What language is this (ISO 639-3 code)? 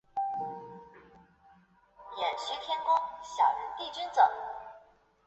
zho